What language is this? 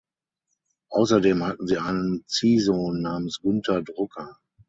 German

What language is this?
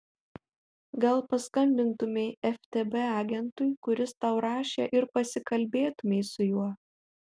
Lithuanian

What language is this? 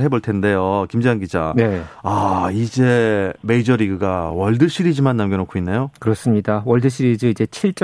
Korean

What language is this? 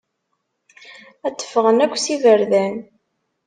Kabyle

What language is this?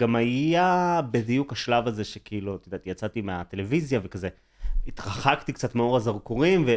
Hebrew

